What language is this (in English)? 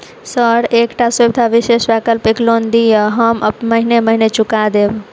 Maithili